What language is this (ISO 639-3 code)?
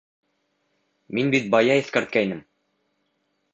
bak